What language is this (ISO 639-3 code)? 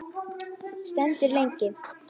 isl